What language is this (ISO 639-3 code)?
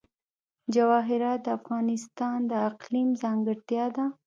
pus